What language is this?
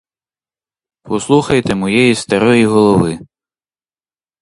Ukrainian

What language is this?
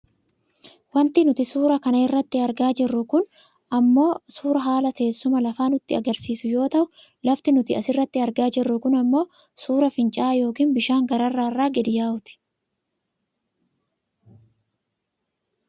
Oromo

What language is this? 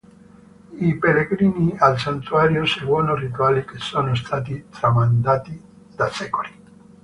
Italian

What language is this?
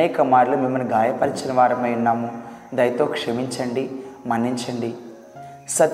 Telugu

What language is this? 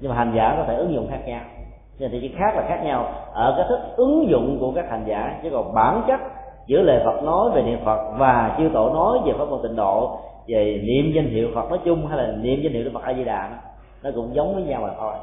Vietnamese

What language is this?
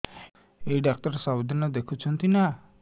Odia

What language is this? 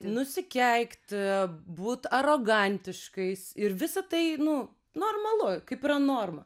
Lithuanian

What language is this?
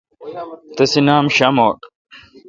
Kalkoti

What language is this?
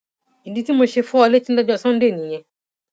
Yoruba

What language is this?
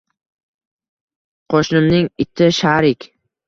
Uzbek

